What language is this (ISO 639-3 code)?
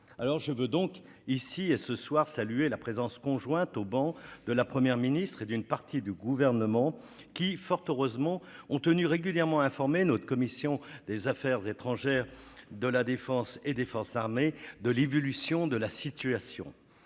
fra